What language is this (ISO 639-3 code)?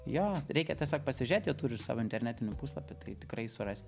lit